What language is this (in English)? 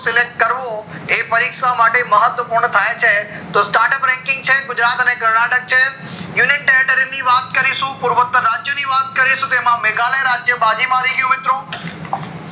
Gujarati